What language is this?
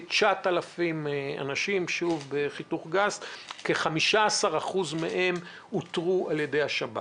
Hebrew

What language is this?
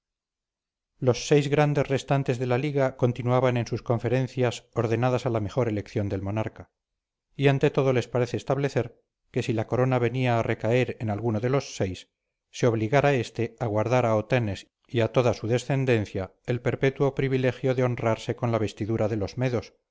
Spanish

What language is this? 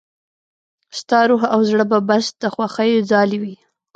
Pashto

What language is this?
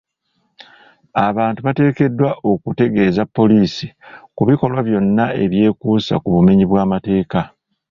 Ganda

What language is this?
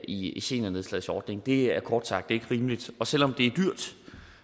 Danish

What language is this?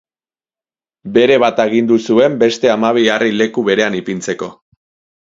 Basque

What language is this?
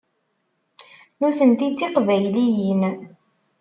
Kabyle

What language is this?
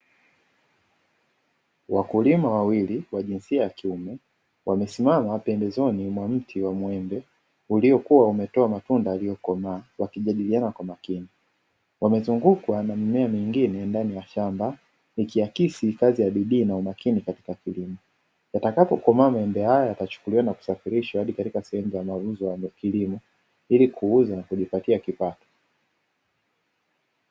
Swahili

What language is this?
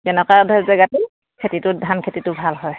Assamese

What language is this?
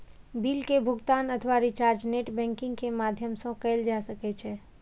Maithili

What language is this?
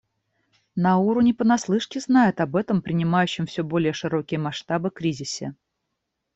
Russian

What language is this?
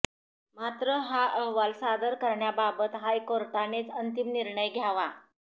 Marathi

